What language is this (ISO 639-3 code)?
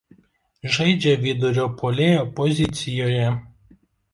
lit